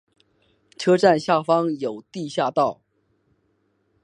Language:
Chinese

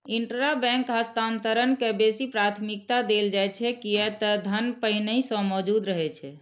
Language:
Maithili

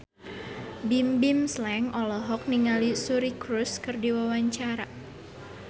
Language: Sundanese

